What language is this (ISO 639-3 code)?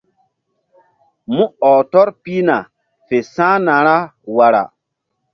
mdd